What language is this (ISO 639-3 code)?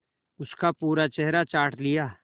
hin